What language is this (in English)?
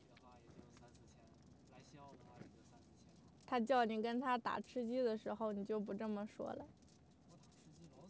Chinese